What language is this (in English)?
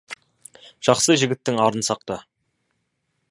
Kazakh